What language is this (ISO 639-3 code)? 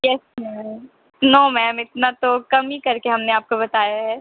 urd